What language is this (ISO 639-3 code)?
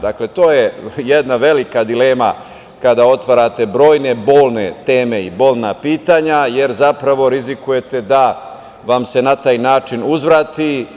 srp